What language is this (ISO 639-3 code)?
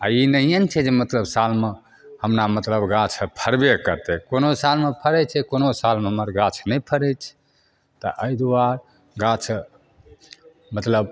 mai